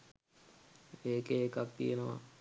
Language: Sinhala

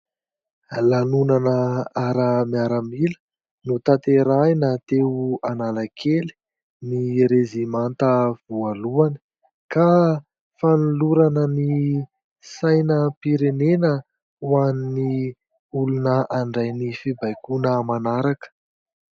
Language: Malagasy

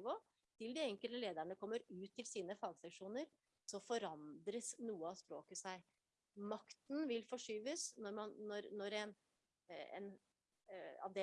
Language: Norwegian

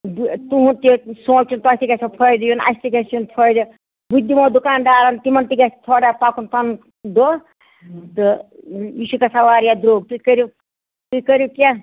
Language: Kashmiri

